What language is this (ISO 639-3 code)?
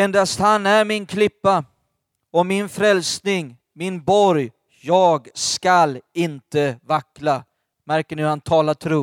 swe